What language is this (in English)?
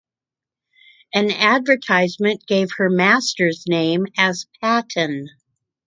English